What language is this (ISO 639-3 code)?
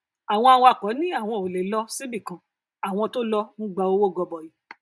yor